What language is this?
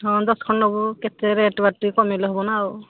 Odia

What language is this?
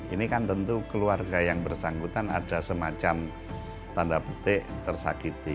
Indonesian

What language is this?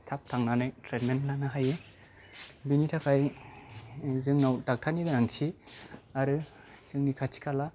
Bodo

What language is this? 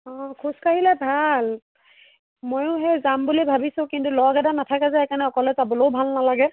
Assamese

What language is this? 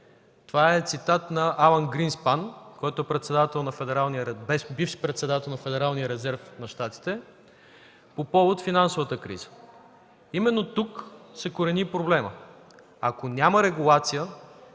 Bulgarian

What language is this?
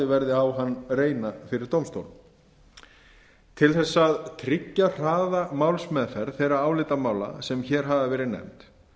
Icelandic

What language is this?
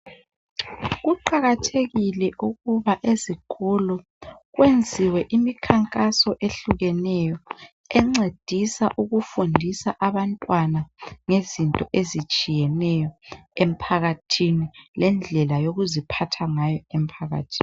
North Ndebele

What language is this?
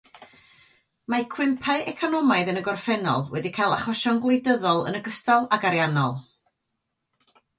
Welsh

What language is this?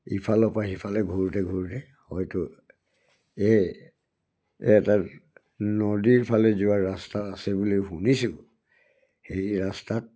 Assamese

